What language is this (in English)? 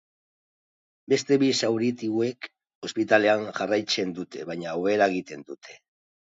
Basque